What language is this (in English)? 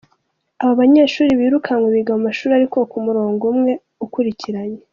Kinyarwanda